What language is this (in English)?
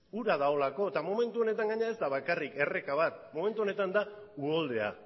Basque